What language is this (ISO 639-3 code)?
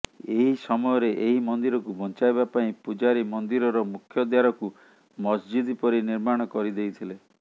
ori